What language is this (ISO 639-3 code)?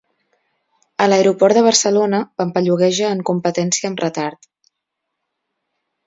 cat